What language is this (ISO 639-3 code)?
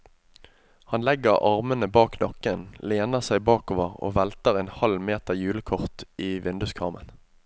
nor